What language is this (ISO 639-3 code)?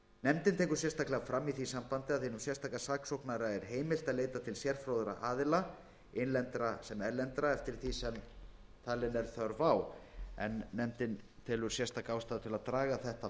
isl